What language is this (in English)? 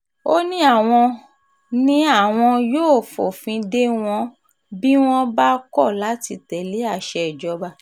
Yoruba